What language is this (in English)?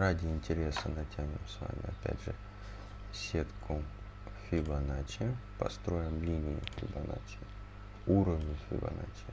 Russian